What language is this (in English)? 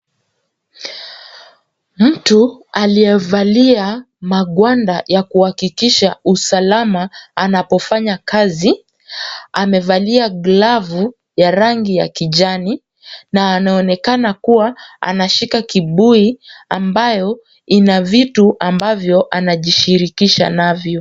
Swahili